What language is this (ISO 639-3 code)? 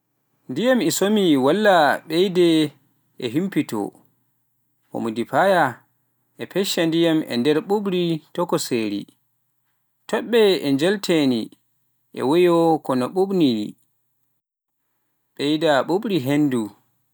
fuf